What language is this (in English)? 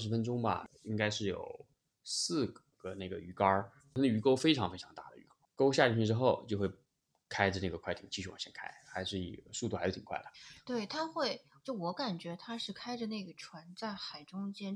Chinese